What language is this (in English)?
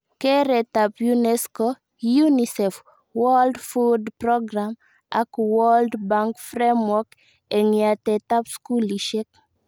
Kalenjin